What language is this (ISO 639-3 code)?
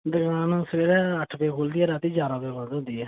doi